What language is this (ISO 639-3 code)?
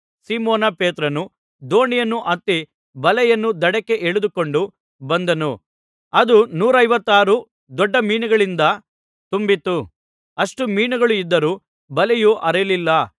kan